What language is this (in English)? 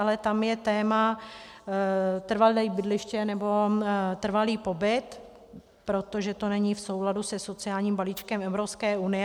Czech